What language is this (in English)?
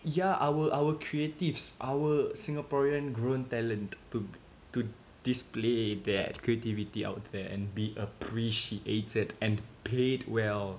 English